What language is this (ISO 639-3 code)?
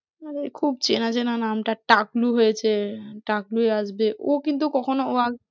ben